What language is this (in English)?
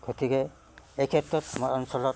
Assamese